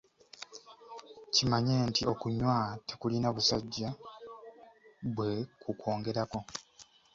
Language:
Ganda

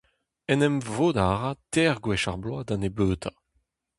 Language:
Breton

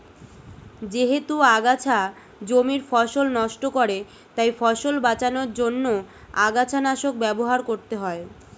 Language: Bangla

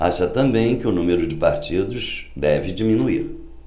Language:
Portuguese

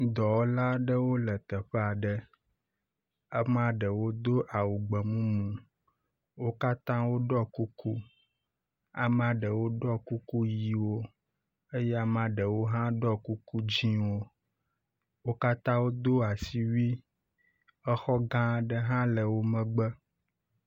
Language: Ewe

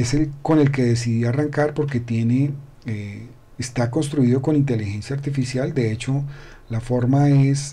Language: Spanish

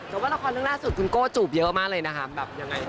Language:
Thai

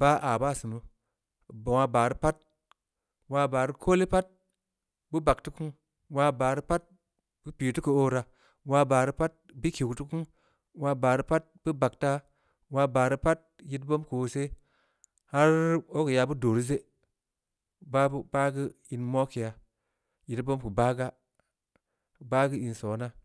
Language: Samba Leko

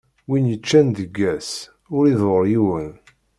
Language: Kabyle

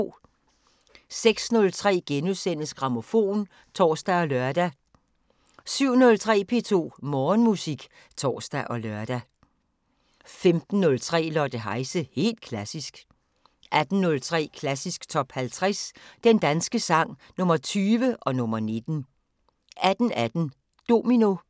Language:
Danish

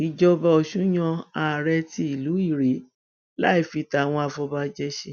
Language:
Yoruba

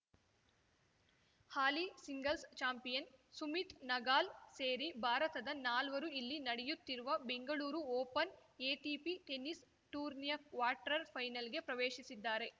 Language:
Kannada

